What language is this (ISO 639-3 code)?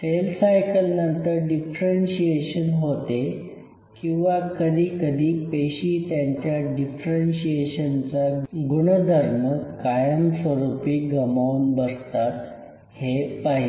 mar